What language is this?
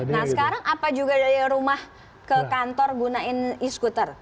Indonesian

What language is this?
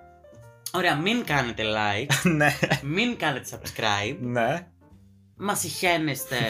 Greek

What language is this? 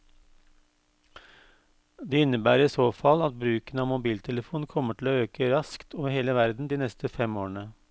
Norwegian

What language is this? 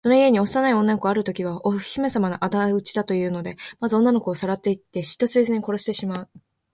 Japanese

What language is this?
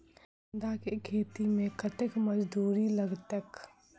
Maithili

